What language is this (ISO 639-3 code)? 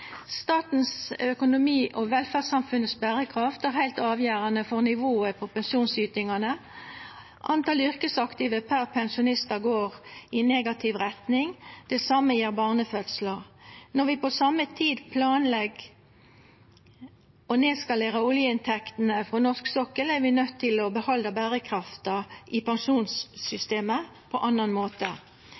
nno